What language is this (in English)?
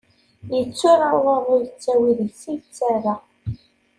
Kabyle